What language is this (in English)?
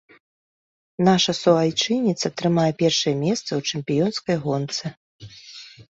Belarusian